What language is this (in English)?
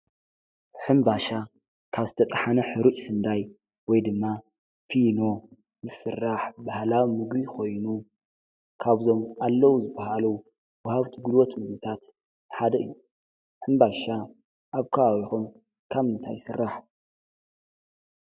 Tigrinya